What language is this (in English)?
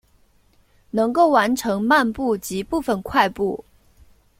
Chinese